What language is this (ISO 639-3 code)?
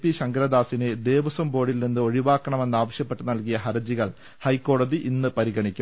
mal